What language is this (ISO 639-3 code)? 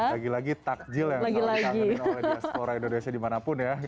ind